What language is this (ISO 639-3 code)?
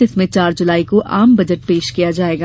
hin